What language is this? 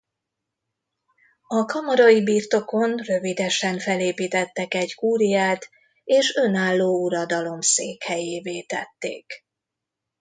Hungarian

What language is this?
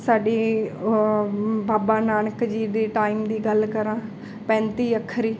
Punjabi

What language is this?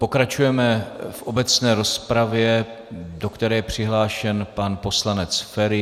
Czech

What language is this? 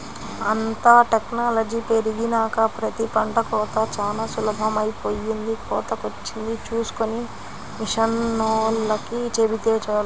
Telugu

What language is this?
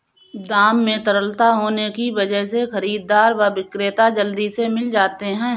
Hindi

